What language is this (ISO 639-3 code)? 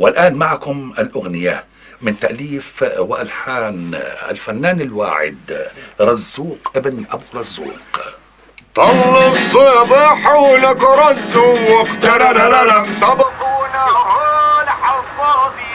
ara